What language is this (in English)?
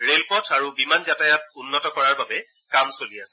Assamese